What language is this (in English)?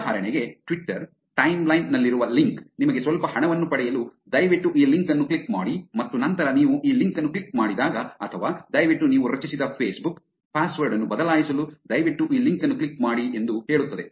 Kannada